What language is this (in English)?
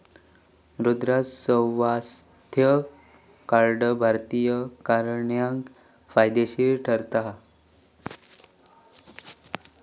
Marathi